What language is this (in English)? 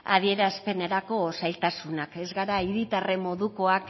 Basque